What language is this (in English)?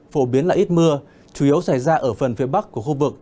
Vietnamese